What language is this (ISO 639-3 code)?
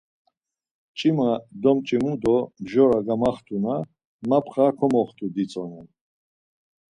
lzz